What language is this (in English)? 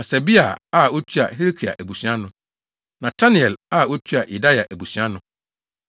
Akan